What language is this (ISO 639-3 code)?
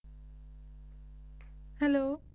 pan